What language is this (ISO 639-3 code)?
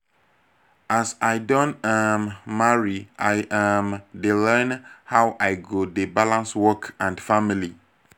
pcm